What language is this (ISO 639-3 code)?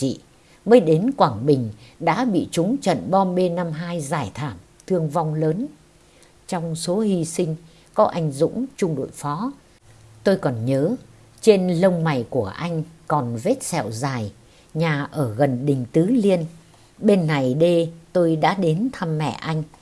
vie